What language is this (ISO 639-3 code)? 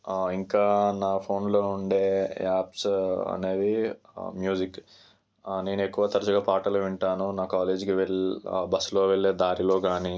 tel